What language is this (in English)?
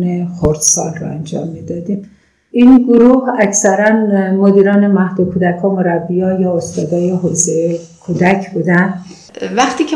Persian